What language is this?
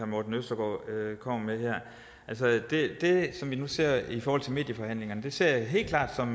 Danish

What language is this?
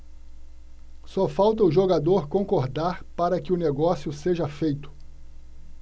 Portuguese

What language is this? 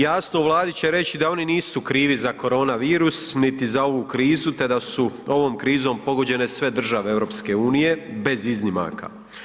Croatian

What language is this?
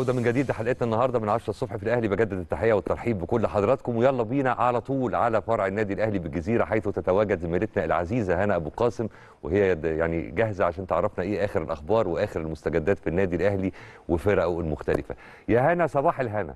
Arabic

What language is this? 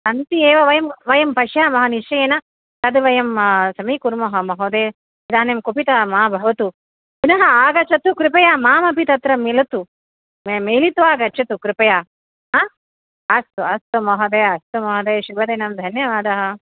Sanskrit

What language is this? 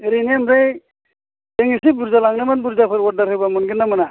Bodo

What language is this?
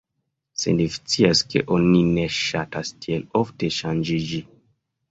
Esperanto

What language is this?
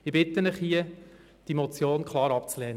Swiss German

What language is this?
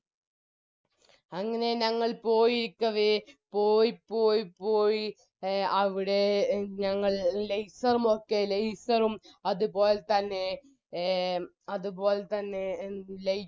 Malayalam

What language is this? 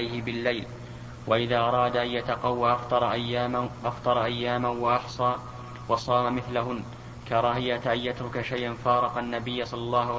Arabic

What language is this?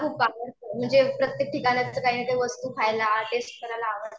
Marathi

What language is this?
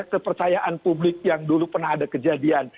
Indonesian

